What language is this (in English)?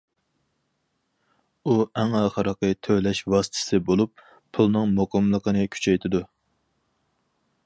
Uyghur